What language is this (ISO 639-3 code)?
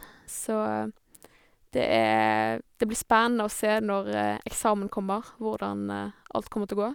nor